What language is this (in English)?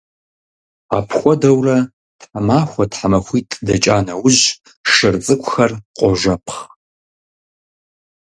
Kabardian